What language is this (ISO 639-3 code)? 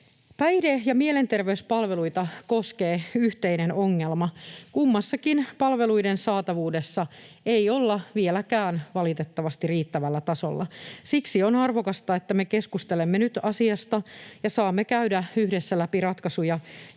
fin